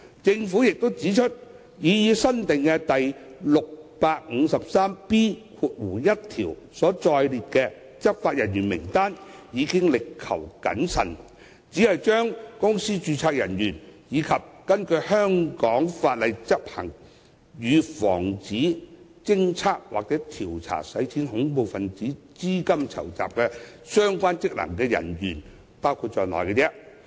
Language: Cantonese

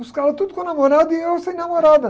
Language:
Portuguese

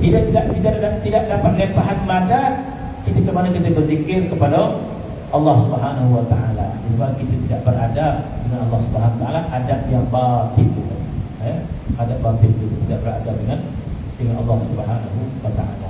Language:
Malay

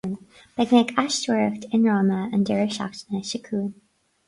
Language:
Irish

